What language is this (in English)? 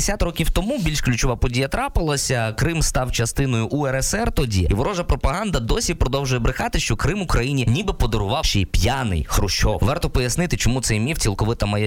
Ukrainian